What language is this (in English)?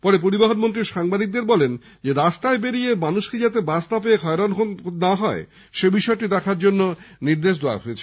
Bangla